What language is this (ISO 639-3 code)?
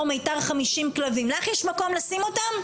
heb